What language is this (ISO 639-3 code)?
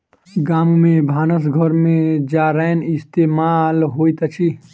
mai